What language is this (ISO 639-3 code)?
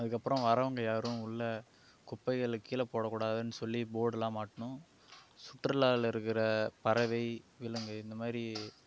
tam